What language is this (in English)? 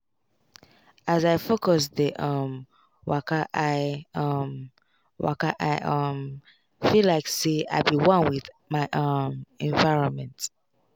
Nigerian Pidgin